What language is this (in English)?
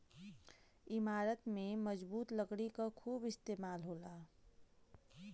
Bhojpuri